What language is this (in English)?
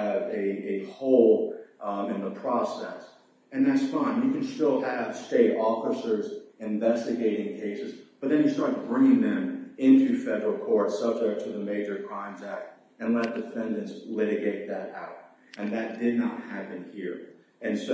English